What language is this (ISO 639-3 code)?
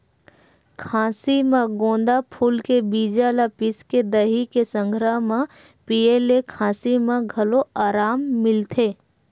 hne